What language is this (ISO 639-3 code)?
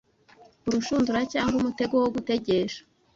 kin